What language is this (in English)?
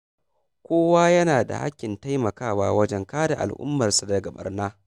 Hausa